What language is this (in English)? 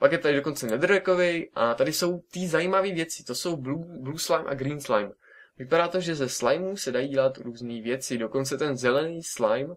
Czech